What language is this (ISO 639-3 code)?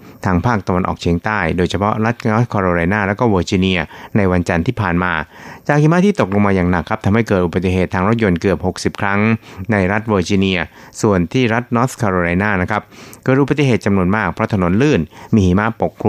tha